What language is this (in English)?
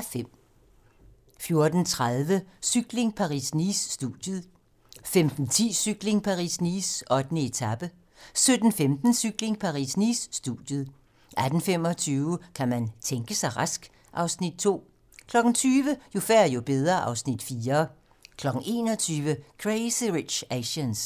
Danish